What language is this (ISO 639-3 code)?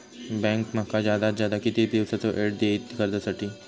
mar